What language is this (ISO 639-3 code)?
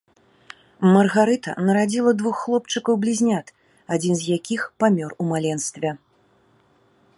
bel